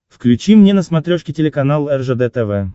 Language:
Russian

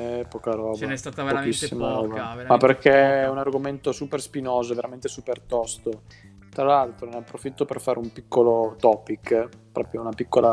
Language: Italian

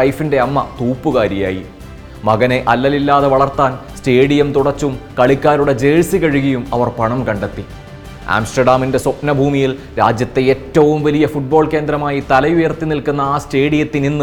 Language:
Malayalam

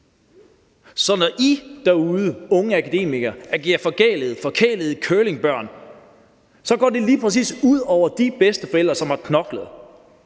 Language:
Danish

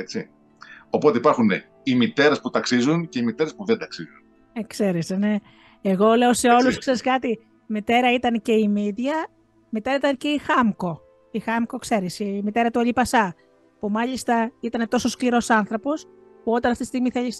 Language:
Greek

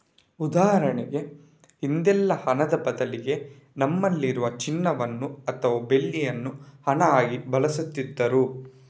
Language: Kannada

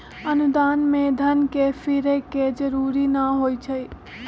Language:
Magahi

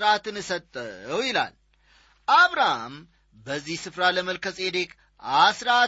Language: Amharic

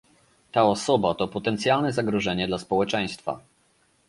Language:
Polish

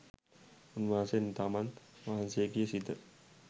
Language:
Sinhala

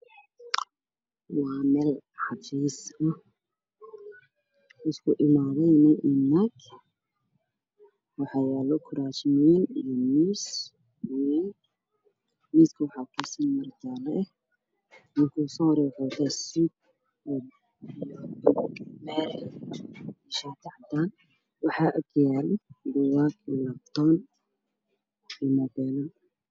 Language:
Somali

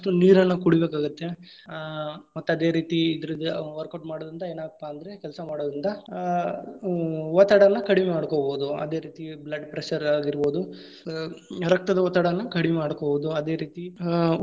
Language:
Kannada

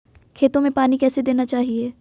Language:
Hindi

